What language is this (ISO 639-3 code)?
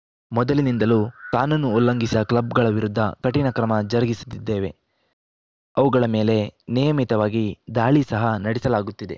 kan